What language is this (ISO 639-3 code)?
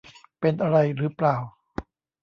tha